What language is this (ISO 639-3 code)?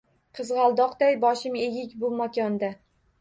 uzb